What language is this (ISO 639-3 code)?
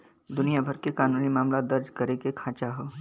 bho